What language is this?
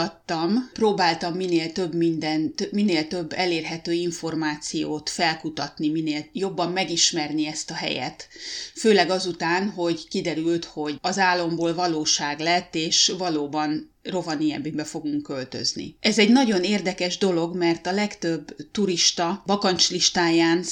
Hungarian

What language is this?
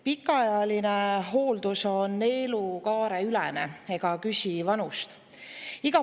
Estonian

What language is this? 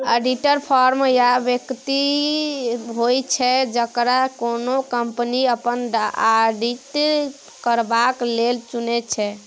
Maithili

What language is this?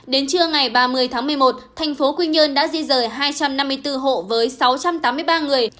Vietnamese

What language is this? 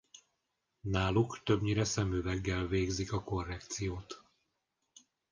Hungarian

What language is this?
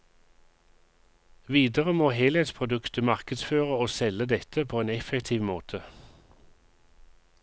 Norwegian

